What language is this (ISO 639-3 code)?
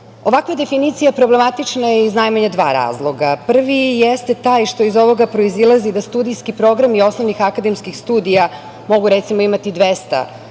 srp